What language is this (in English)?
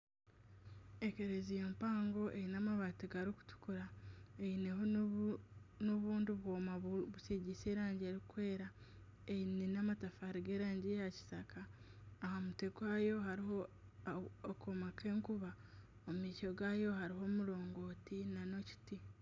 Nyankole